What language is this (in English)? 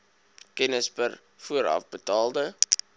Afrikaans